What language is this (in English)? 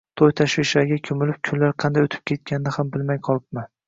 Uzbek